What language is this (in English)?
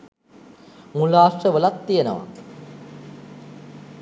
Sinhala